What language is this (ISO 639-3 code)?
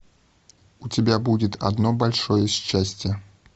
rus